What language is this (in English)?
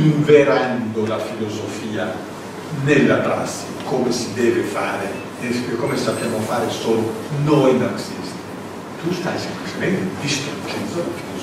Italian